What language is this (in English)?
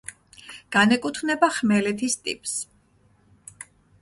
Georgian